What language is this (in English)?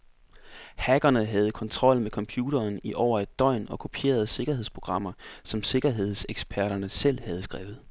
Danish